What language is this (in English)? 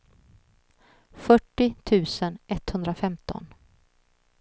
Swedish